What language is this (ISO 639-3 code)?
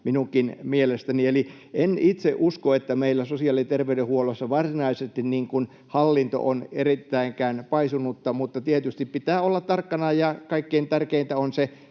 fin